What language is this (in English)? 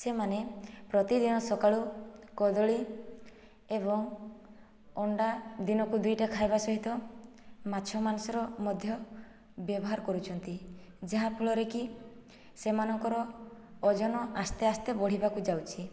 Odia